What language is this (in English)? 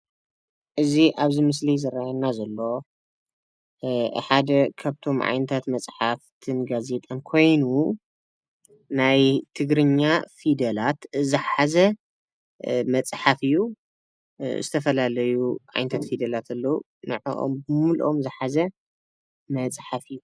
Tigrinya